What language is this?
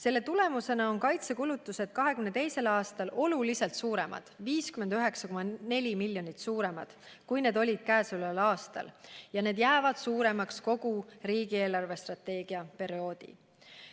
Estonian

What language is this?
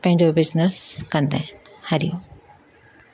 Sindhi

